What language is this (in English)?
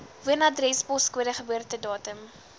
Afrikaans